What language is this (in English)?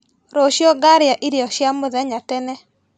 Kikuyu